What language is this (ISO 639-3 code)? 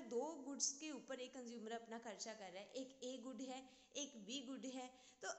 hin